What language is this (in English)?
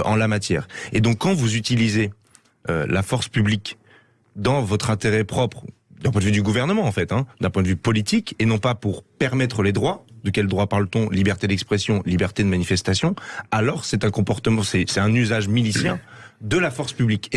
French